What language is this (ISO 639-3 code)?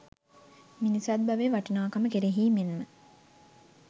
sin